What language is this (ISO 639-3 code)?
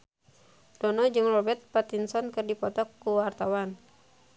sun